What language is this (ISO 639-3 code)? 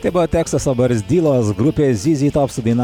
lit